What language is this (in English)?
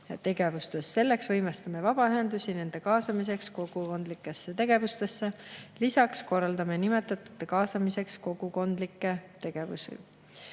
Estonian